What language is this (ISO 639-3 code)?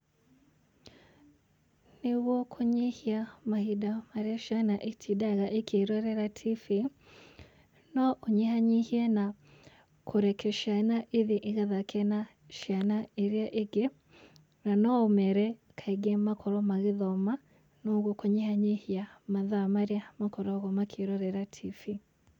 kik